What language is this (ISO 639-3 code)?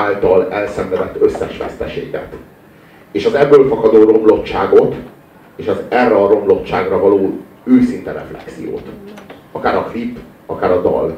hun